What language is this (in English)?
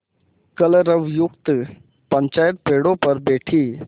Hindi